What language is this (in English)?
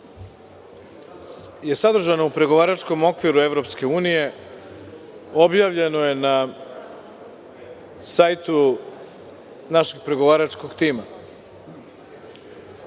Serbian